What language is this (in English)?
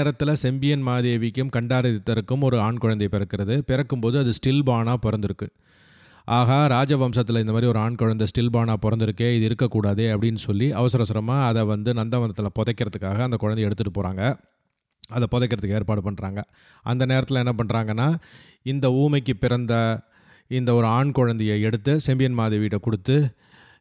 Tamil